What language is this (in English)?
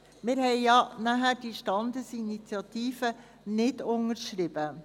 Swiss German